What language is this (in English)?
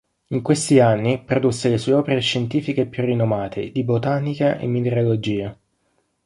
Italian